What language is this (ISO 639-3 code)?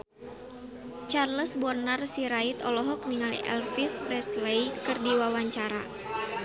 sun